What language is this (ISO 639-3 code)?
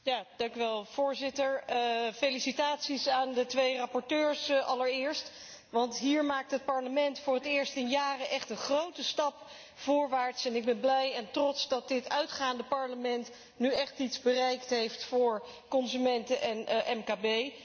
nld